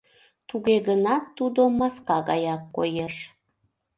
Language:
Mari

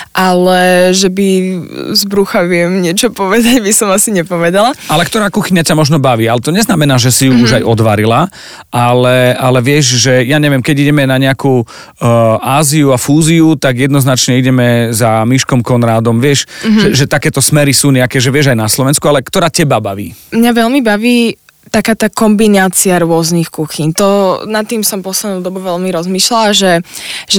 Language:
Slovak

